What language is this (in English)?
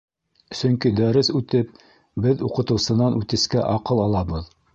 Bashkir